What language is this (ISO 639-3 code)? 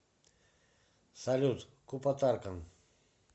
rus